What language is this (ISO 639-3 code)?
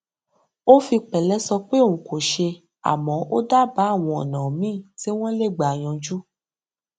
yor